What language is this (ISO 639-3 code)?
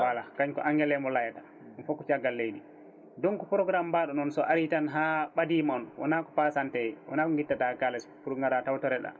ful